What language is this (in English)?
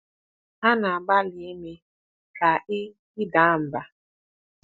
Igbo